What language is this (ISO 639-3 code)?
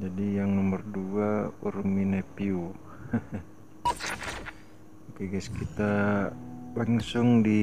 ind